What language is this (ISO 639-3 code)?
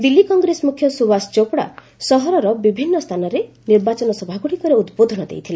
ori